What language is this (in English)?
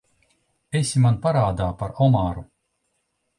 Latvian